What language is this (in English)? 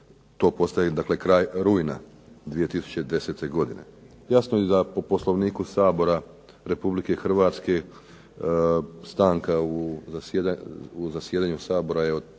Croatian